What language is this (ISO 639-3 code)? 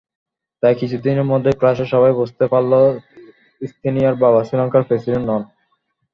ben